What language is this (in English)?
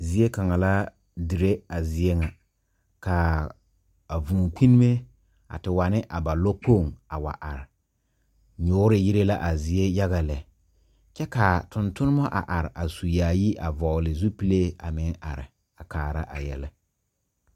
Southern Dagaare